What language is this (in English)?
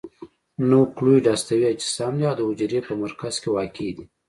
Pashto